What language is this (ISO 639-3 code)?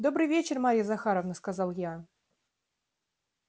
rus